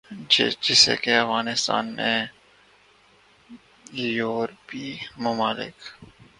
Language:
Urdu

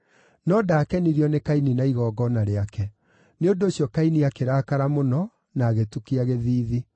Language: Kikuyu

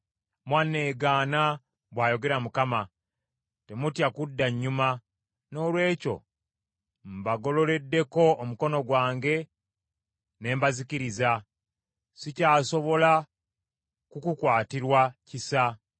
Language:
Ganda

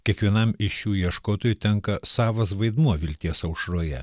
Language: Lithuanian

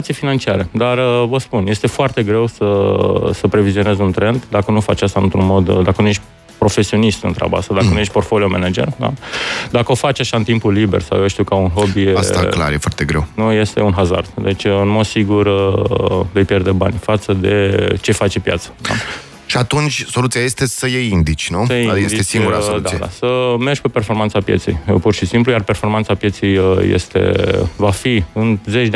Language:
Romanian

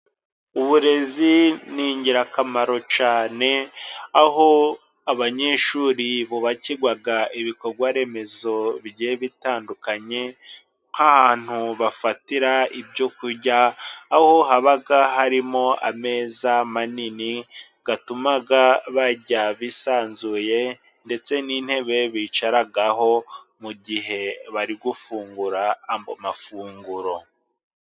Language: Kinyarwanda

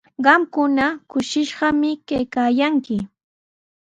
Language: Sihuas Ancash Quechua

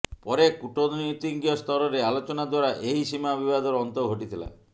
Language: Odia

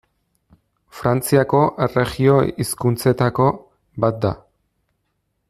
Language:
Basque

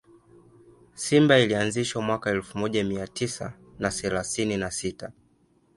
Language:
Swahili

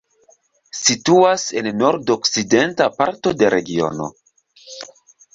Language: Esperanto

